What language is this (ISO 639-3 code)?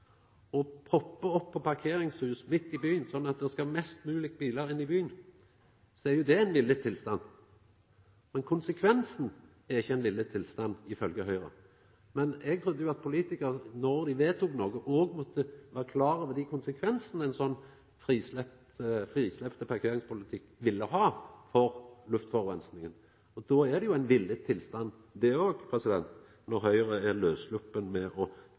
nno